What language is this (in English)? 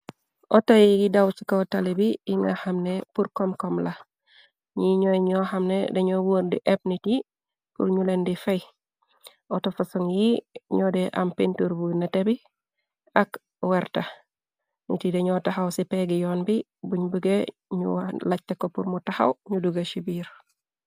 Wolof